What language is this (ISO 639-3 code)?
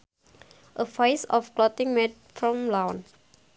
sun